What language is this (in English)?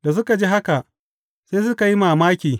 Hausa